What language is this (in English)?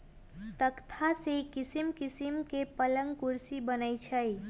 Magahi